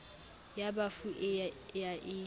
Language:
Southern Sotho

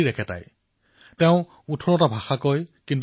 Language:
Assamese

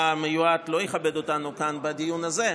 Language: Hebrew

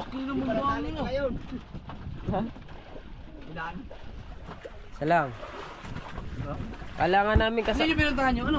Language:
Filipino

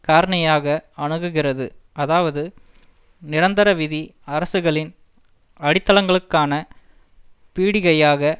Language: Tamil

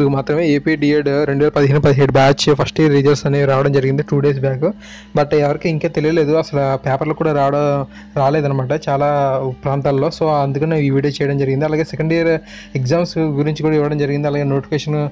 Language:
Telugu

